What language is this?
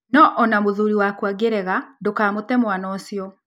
Kikuyu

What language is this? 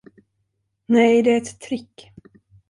Swedish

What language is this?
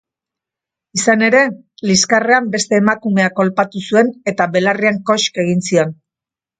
Basque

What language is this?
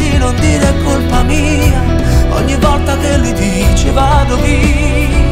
Italian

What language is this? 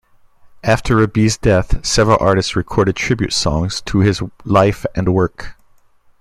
English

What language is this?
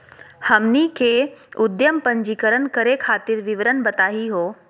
Magahi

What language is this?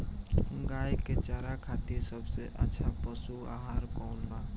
Bhojpuri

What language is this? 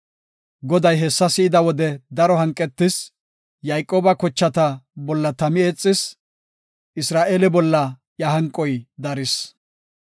Gofa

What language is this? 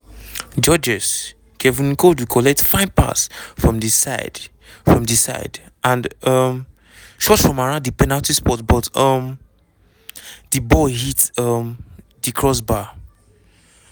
Nigerian Pidgin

